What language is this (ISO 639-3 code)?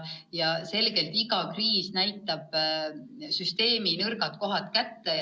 est